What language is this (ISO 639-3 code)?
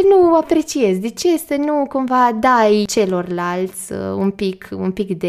ron